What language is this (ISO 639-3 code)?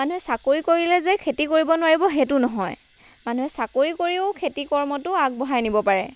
asm